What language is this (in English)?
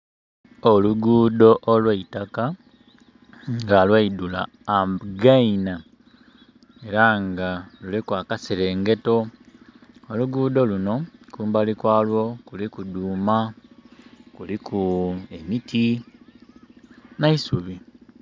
Soga